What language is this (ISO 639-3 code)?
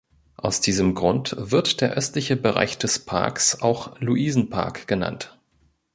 deu